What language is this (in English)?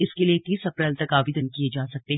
Hindi